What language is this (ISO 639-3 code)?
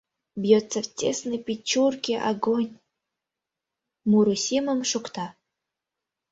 chm